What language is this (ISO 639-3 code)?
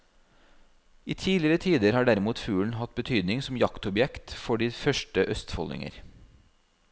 nor